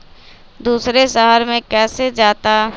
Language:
Magahi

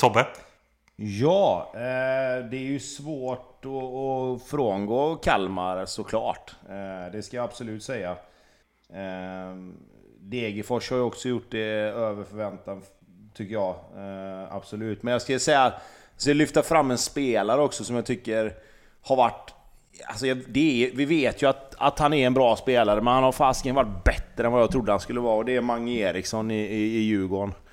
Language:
Swedish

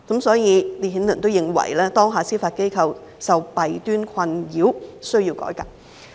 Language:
Cantonese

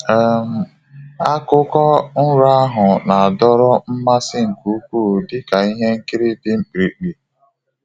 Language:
Igbo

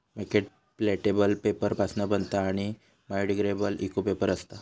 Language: Marathi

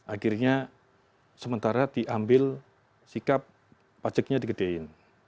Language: Indonesian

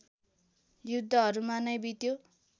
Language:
Nepali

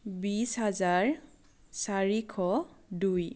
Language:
Assamese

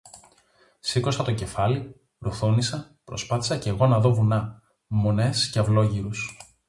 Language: Greek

